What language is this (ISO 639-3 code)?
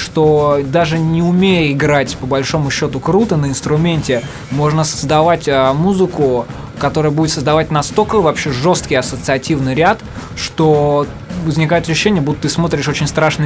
rus